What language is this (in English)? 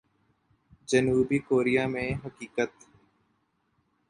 Urdu